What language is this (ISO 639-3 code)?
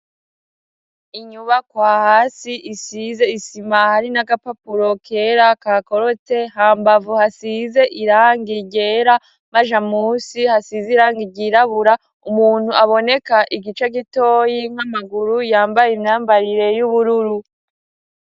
run